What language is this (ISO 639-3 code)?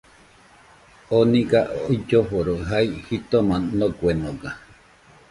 hux